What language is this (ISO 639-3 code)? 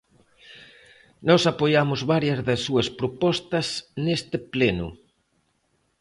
glg